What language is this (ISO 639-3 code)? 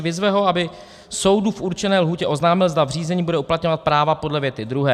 ces